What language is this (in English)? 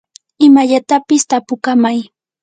Yanahuanca Pasco Quechua